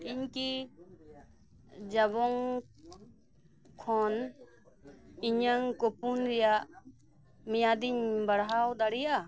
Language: Santali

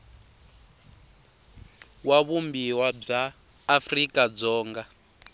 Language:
Tsonga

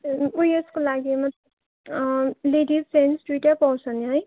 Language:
Nepali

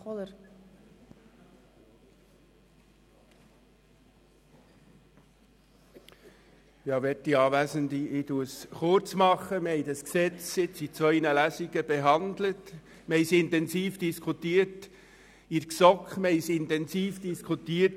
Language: Swiss German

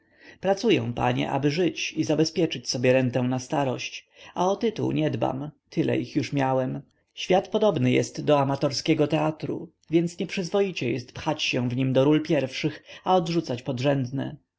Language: Polish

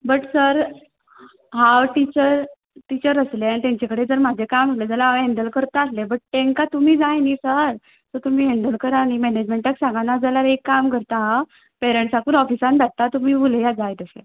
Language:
Konkani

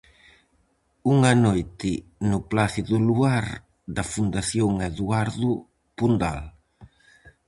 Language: Galician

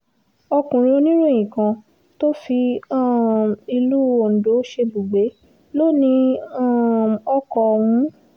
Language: Yoruba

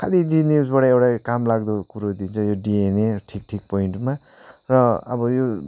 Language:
Nepali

